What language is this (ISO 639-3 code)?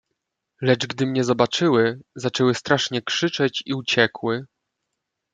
pol